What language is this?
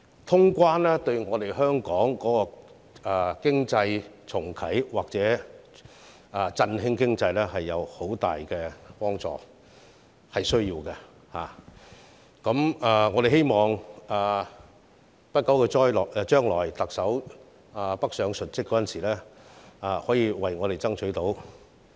Cantonese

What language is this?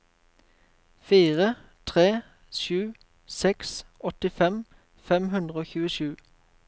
Norwegian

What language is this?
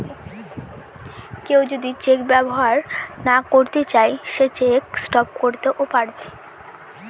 Bangla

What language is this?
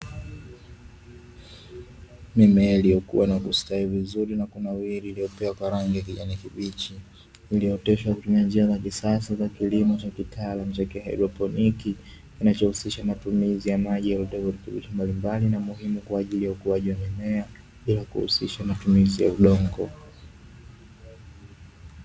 Swahili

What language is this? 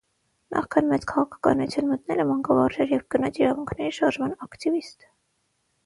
Armenian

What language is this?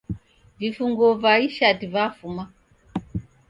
Taita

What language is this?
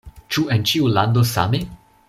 Esperanto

